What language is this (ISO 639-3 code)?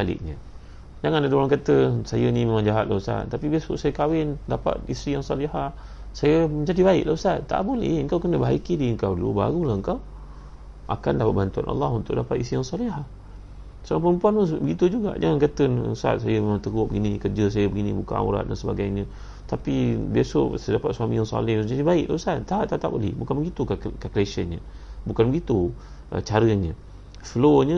msa